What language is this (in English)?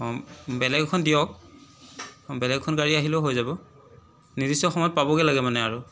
Assamese